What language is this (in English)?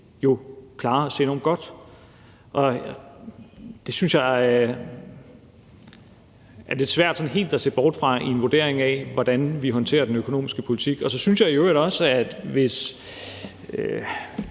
Danish